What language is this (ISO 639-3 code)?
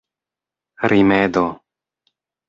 epo